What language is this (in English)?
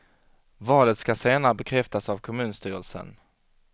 Swedish